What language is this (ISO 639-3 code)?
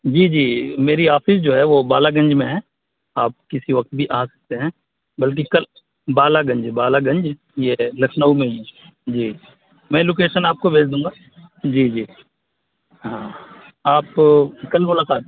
urd